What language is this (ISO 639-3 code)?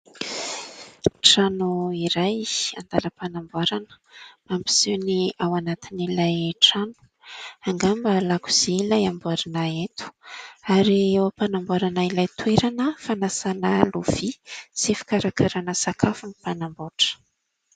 mlg